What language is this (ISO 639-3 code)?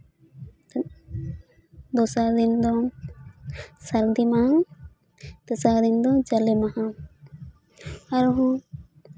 sat